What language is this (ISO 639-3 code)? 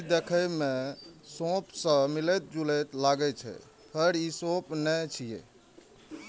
mai